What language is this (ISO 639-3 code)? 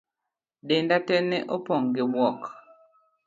luo